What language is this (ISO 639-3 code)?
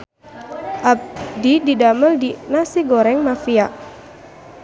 sun